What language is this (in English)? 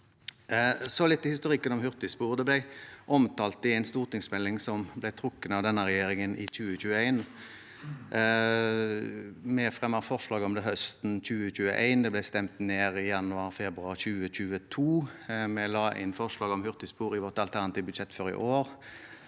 Norwegian